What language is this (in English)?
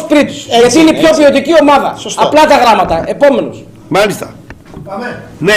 Greek